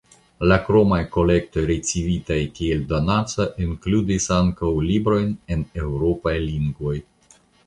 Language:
Esperanto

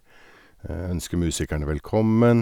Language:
Norwegian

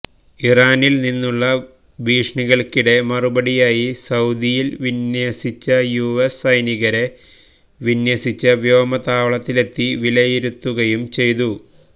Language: Malayalam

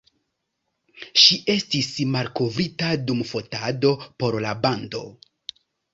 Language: Esperanto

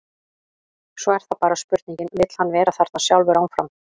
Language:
Icelandic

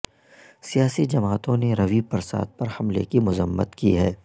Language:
Urdu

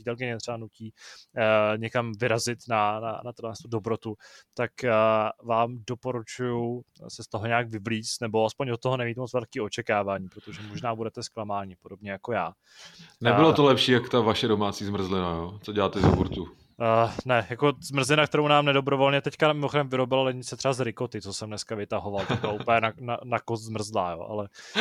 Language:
Czech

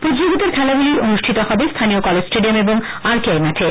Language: Bangla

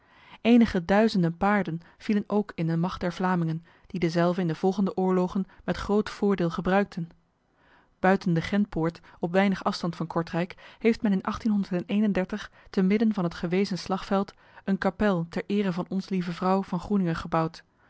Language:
Dutch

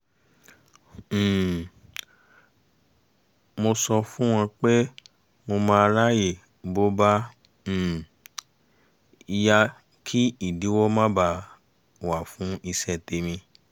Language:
Yoruba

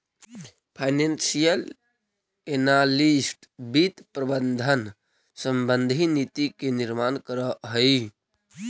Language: Magahi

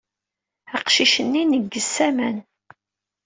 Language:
Kabyle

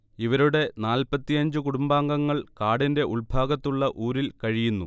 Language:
Malayalam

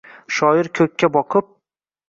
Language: Uzbek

